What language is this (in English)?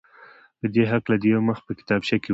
Pashto